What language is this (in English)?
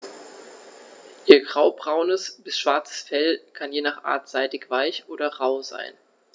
German